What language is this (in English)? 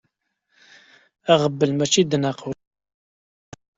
Kabyle